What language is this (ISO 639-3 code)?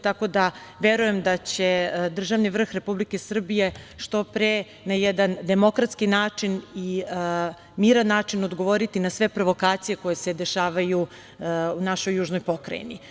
srp